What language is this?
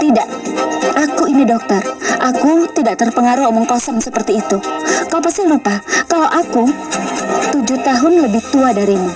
Indonesian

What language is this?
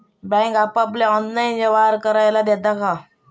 Marathi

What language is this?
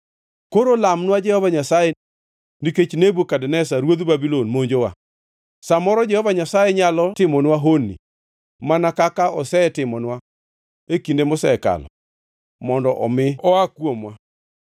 Luo (Kenya and Tanzania)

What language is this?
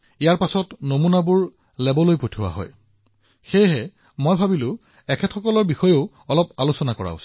Assamese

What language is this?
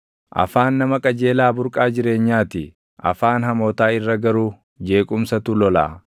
Oromo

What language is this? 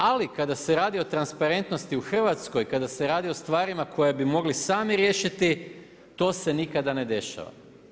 Croatian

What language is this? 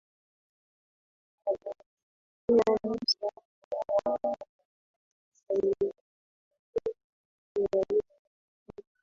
Swahili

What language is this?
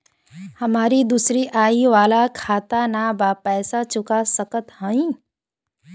Bhojpuri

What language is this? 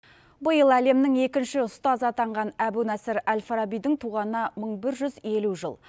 Kazakh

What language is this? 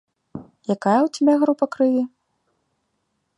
Belarusian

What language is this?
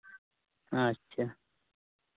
Santali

